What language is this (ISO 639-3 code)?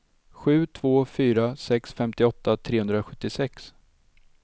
swe